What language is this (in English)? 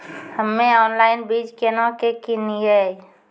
Maithili